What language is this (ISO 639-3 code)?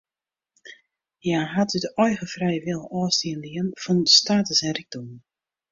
fry